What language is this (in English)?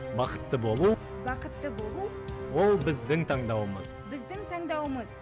Kazakh